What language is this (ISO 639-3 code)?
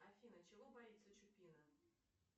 rus